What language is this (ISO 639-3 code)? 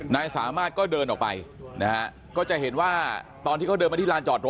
tha